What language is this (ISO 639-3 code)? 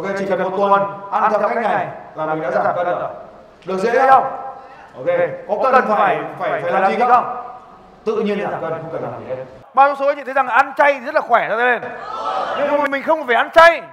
vie